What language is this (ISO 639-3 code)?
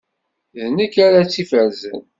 kab